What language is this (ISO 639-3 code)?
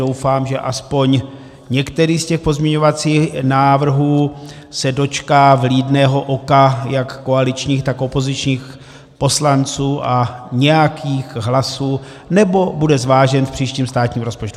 ces